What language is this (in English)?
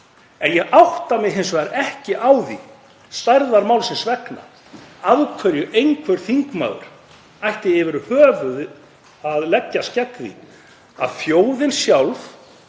Icelandic